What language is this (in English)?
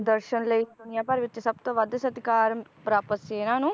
Punjabi